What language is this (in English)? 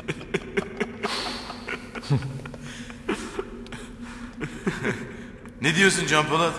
Turkish